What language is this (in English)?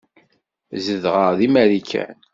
Kabyle